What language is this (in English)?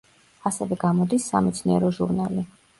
Georgian